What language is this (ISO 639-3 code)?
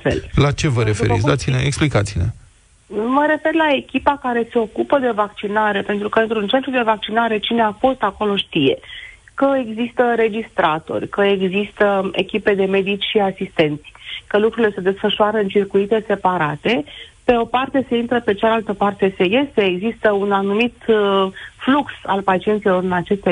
ron